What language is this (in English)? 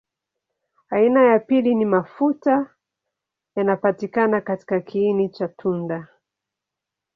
Swahili